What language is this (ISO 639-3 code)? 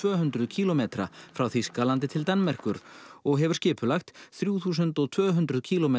isl